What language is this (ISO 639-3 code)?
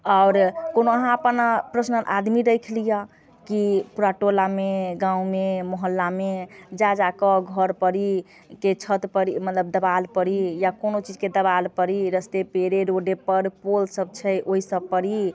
mai